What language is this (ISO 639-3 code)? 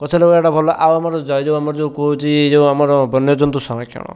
ori